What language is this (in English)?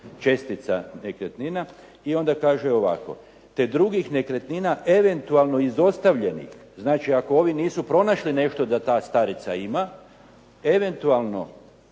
Croatian